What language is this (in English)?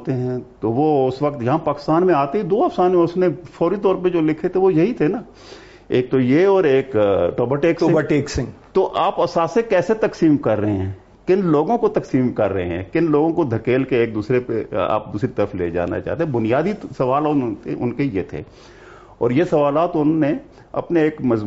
Urdu